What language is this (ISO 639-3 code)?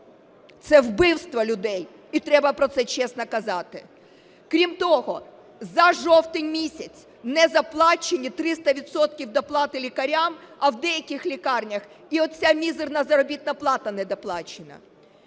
ukr